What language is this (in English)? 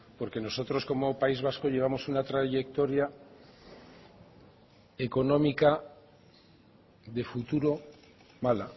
Spanish